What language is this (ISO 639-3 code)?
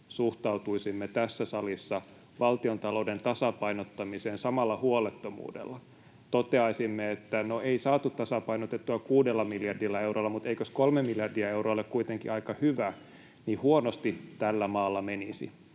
fin